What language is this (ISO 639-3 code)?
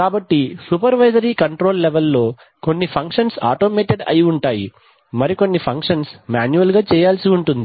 tel